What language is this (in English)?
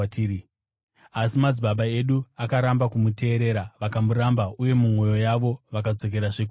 Shona